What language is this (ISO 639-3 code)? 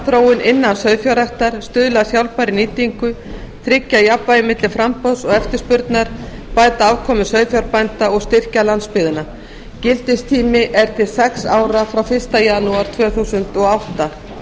isl